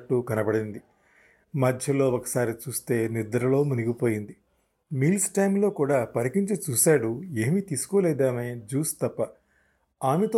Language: Telugu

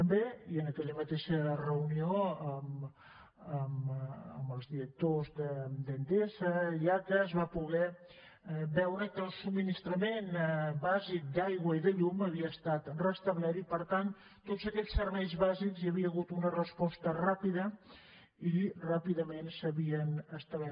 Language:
Catalan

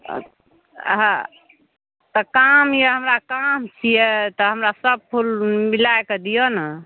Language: Maithili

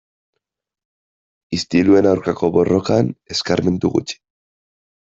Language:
Basque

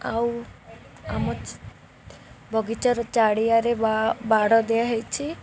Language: Odia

